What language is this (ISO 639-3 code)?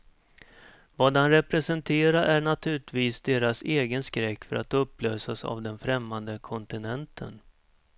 swe